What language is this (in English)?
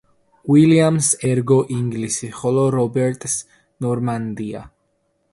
Georgian